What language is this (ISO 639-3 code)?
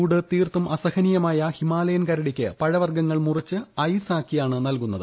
mal